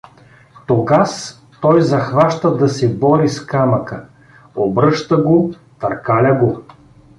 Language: Bulgarian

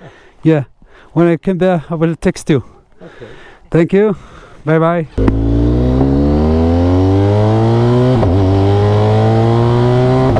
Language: Arabic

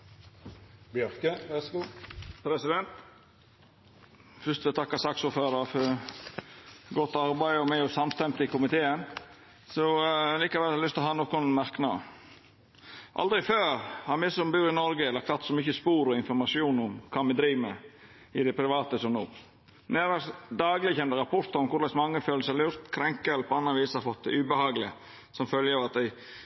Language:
Norwegian Nynorsk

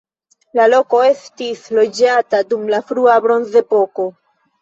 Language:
Esperanto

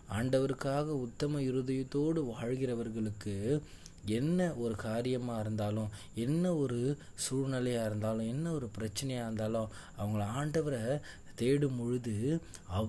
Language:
Tamil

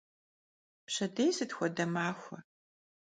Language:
Kabardian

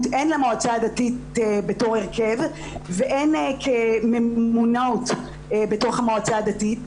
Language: Hebrew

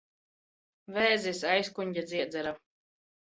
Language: Latvian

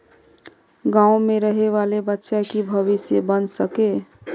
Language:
Magahi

